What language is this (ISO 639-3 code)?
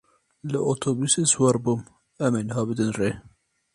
kur